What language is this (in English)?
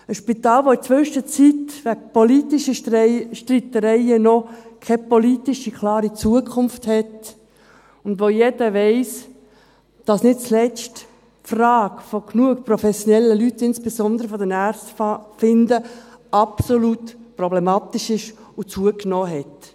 Swiss German